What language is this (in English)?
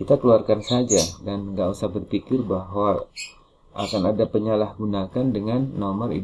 Indonesian